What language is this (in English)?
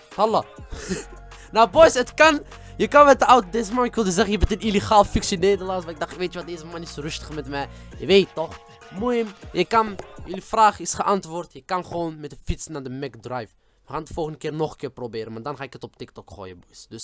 Dutch